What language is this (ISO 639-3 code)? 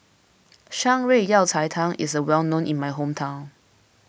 eng